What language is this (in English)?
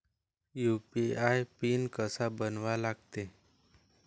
Marathi